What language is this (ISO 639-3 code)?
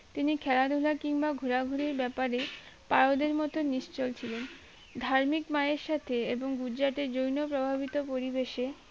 ben